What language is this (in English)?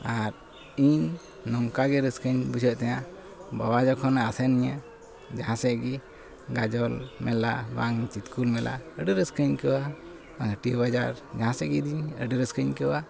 Santali